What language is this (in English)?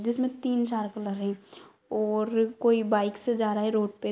Magahi